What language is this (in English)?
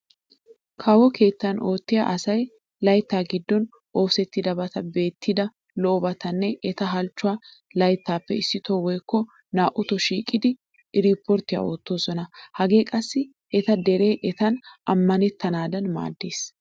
Wolaytta